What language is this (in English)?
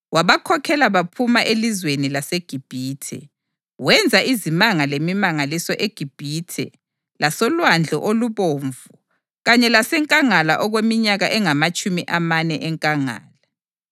North Ndebele